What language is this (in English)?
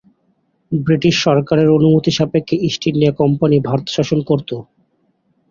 Bangla